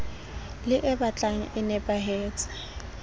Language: Southern Sotho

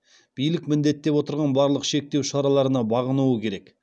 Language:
Kazakh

